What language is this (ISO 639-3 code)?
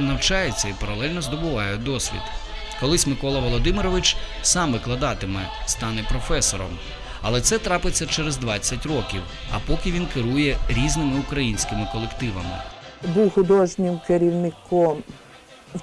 ukr